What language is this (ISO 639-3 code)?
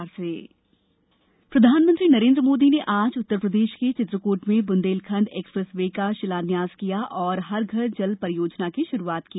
hin